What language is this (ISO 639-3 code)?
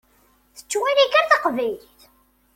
kab